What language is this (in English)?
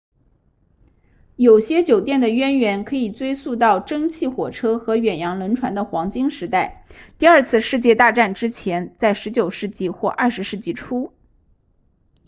Chinese